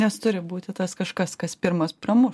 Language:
Lithuanian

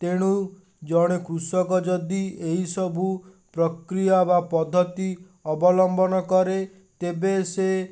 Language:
Odia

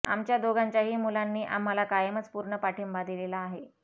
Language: Marathi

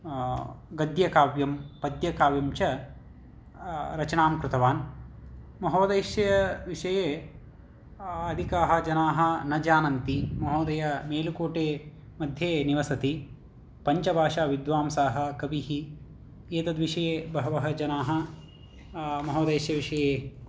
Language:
Sanskrit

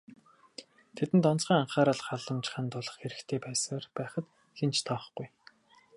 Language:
Mongolian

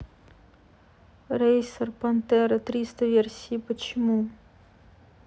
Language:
Russian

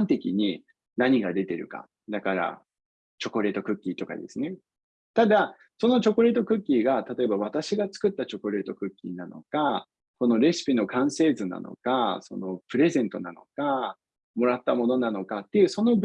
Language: Japanese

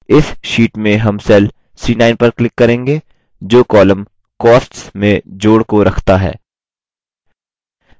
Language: Hindi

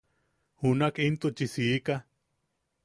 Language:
Yaqui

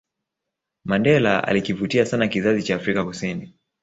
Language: Swahili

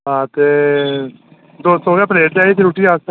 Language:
Dogri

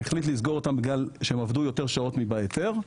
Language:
Hebrew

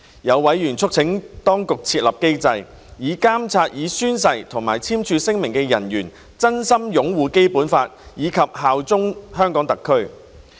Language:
Cantonese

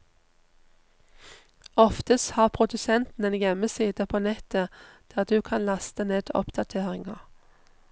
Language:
Norwegian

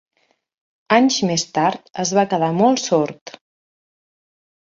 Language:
Catalan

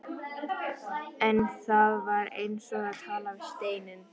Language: Icelandic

